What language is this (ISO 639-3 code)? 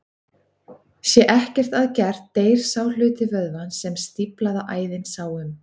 isl